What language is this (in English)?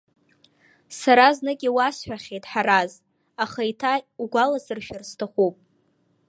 Abkhazian